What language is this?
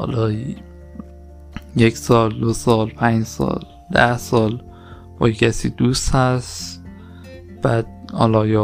Persian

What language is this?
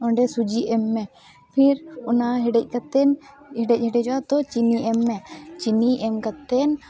Santali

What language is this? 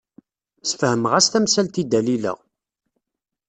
Kabyle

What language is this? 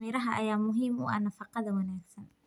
Somali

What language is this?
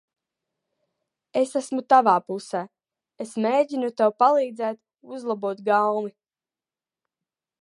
Latvian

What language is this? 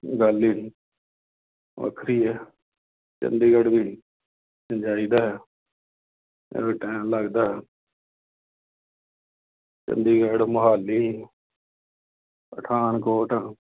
Punjabi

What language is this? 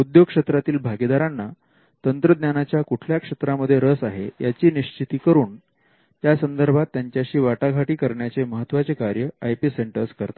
Marathi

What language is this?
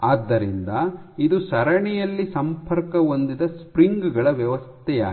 Kannada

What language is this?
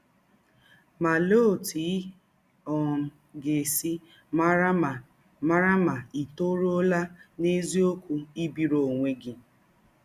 Igbo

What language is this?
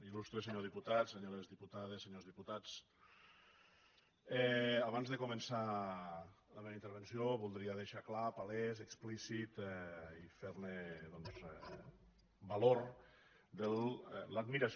Catalan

